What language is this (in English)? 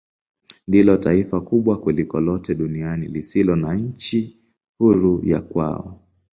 Swahili